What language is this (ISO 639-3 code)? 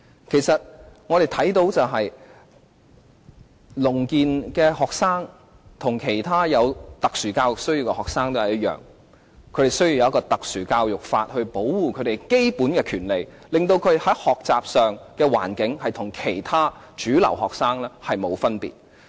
yue